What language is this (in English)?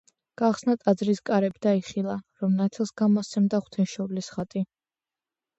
Georgian